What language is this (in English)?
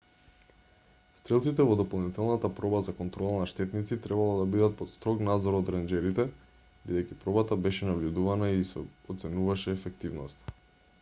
Macedonian